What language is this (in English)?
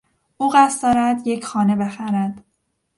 Persian